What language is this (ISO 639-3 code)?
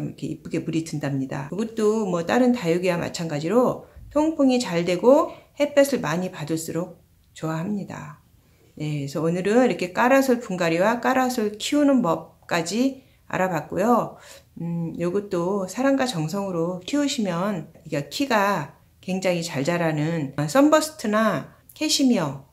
kor